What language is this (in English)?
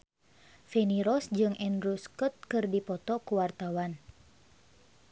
Sundanese